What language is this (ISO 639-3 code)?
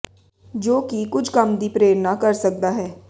pan